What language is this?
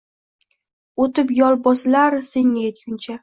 Uzbek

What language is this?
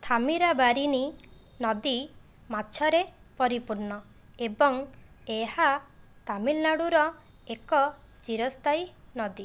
Odia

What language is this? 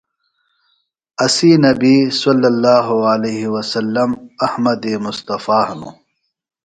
Phalura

